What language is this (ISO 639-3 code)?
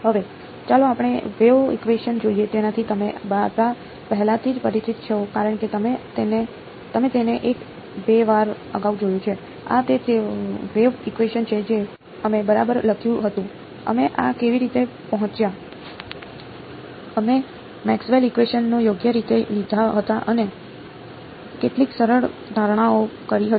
guj